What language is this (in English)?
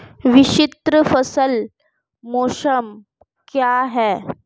Hindi